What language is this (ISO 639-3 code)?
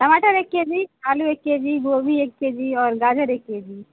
urd